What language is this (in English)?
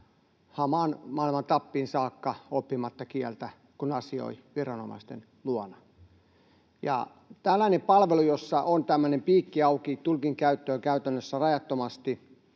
Finnish